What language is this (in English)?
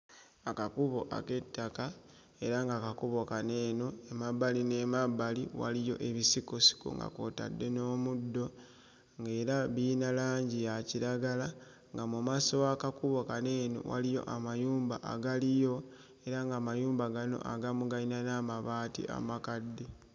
Ganda